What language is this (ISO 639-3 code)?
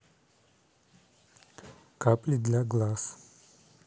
rus